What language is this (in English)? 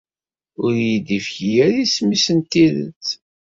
Kabyle